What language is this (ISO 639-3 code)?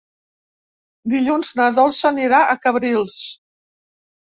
cat